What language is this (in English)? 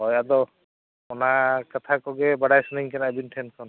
Santali